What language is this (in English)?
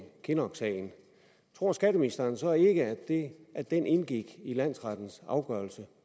Danish